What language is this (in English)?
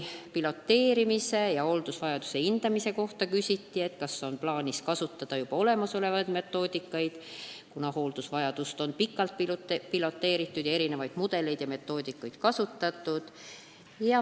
Estonian